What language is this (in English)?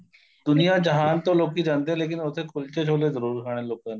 Punjabi